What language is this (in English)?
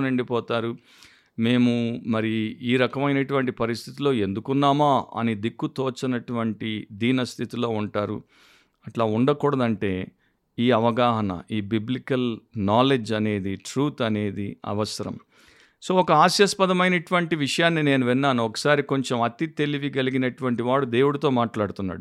Telugu